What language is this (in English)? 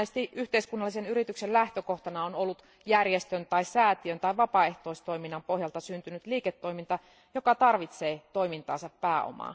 Finnish